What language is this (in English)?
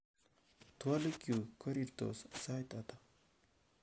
Kalenjin